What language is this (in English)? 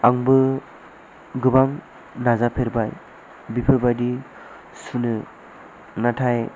Bodo